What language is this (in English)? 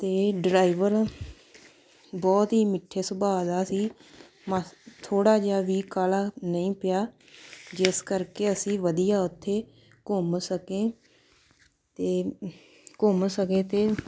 Punjabi